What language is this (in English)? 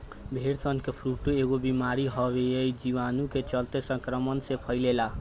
Bhojpuri